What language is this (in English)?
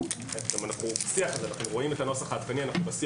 Hebrew